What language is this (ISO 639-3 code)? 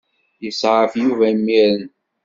kab